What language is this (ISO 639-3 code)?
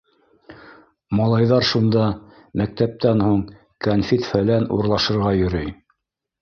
bak